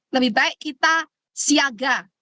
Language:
Indonesian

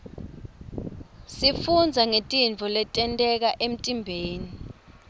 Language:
Swati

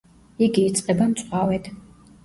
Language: Georgian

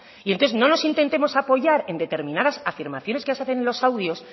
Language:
Spanish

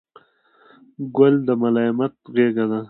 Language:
Pashto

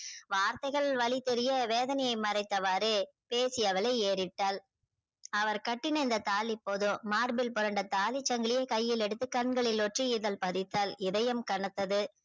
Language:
Tamil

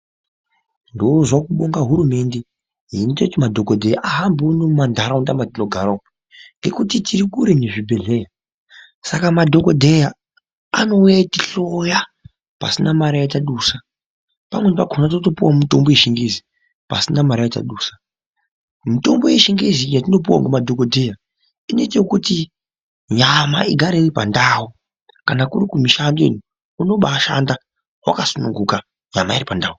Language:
Ndau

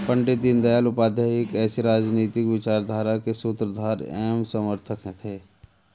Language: Hindi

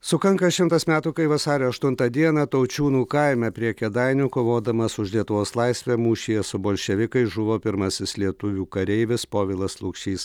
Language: Lithuanian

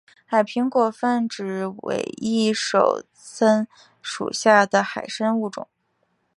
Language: Chinese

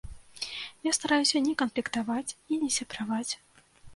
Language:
Belarusian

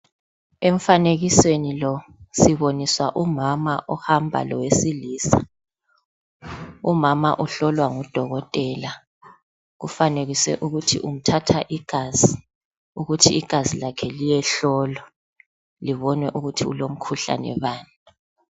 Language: North Ndebele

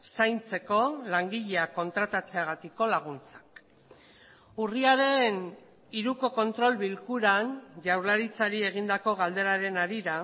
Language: Basque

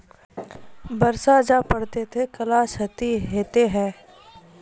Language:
Maithili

